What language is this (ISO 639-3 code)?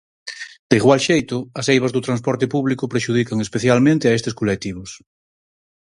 glg